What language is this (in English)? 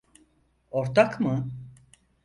Turkish